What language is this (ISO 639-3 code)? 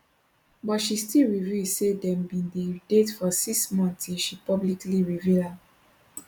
pcm